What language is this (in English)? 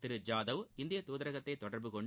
Tamil